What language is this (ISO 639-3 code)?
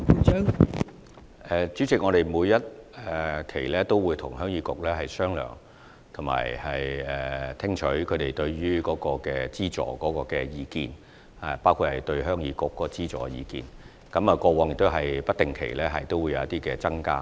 yue